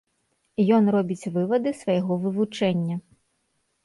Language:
Belarusian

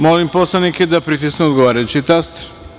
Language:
Serbian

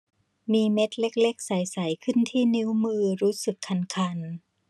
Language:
Thai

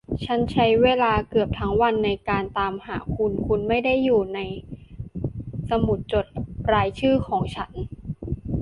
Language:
Thai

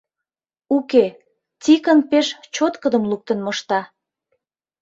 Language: Mari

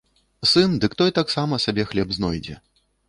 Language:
Belarusian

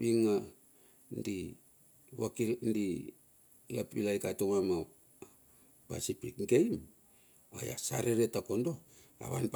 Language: Bilur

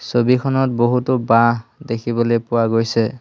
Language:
Assamese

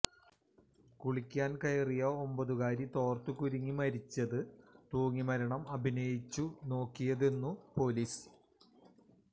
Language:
Malayalam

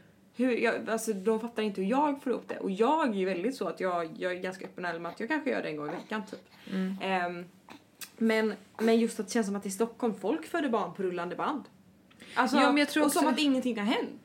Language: Swedish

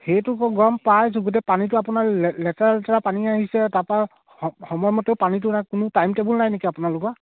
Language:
Assamese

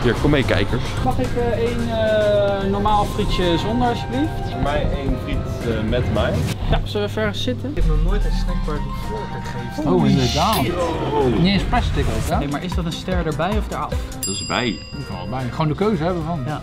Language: Dutch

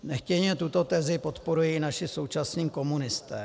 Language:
Czech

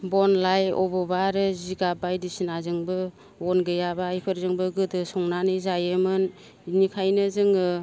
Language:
Bodo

